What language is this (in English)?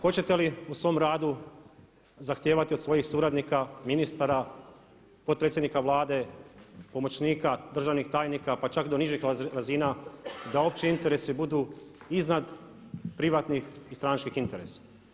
Croatian